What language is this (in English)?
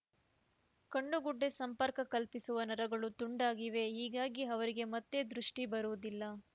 Kannada